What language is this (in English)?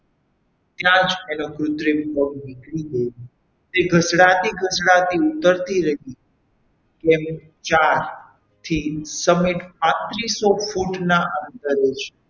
Gujarati